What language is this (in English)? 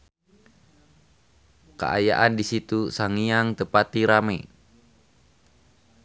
Sundanese